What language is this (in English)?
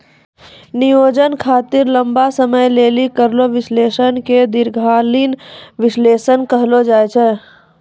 Maithili